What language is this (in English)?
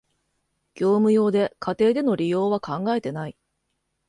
Japanese